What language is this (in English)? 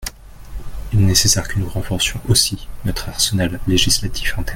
French